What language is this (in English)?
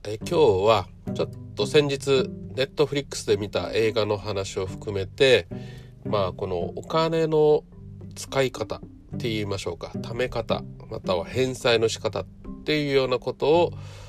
Japanese